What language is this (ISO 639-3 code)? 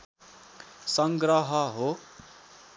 nep